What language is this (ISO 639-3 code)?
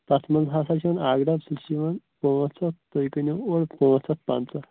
kas